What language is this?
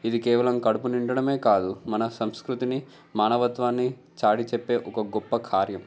Telugu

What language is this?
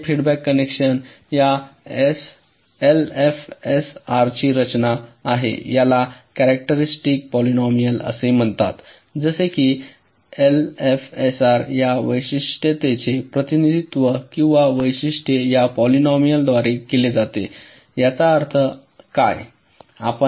Marathi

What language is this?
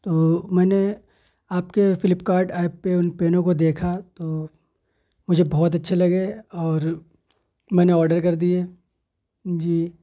Urdu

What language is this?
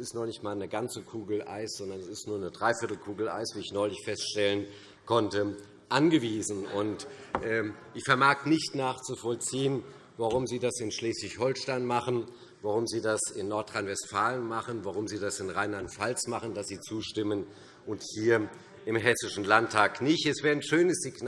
German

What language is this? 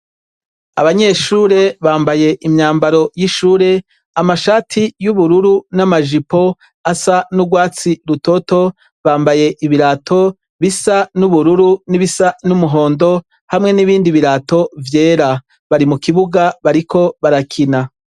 Rundi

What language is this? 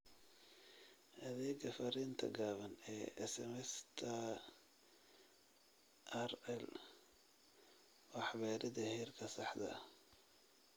Somali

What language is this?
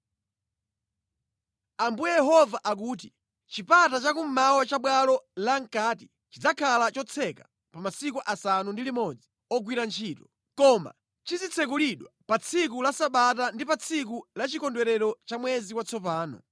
Nyanja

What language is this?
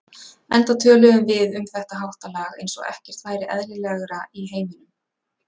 Icelandic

